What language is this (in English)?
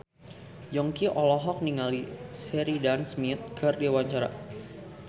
Sundanese